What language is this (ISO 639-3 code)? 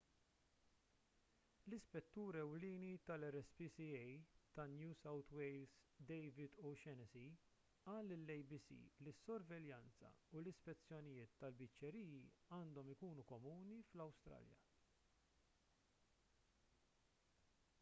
mlt